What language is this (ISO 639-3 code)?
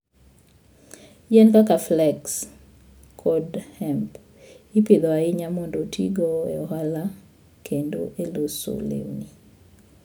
luo